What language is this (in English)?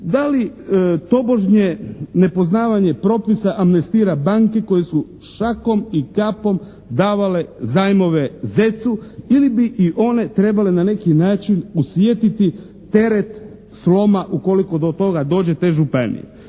Croatian